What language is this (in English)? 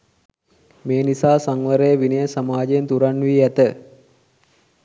Sinhala